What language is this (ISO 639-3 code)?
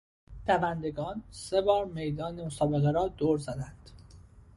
fas